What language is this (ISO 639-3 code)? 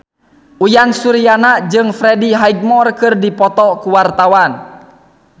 sun